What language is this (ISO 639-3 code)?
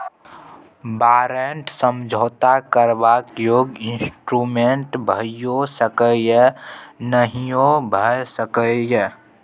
mai